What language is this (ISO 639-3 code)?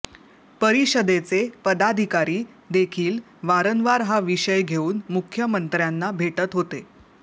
mar